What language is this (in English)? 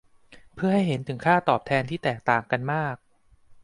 Thai